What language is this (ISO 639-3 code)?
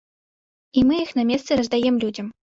bel